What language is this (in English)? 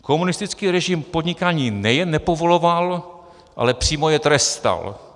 Czech